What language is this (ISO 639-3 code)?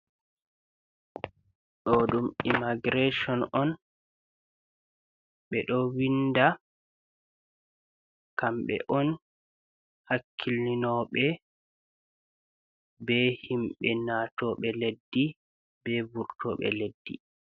ful